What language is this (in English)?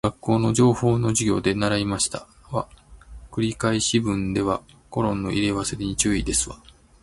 Japanese